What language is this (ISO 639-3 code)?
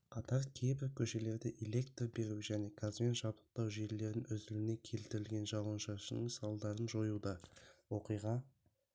kaz